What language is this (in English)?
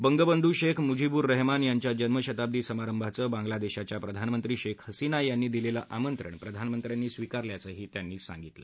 Marathi